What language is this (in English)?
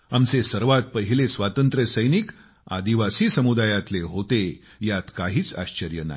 Marathi